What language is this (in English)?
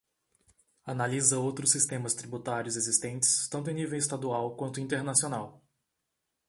Portuguese